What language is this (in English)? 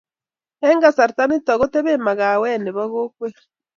Kalenjin